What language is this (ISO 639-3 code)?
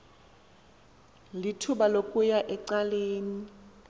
xho